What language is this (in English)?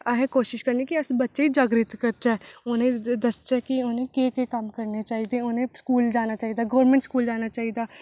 Dogri